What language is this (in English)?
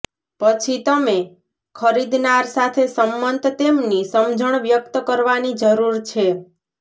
Gujarati